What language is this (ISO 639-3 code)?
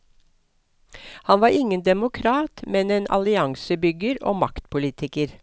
nor